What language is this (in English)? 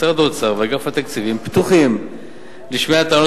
Hebrew